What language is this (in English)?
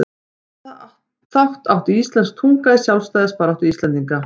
Icelandic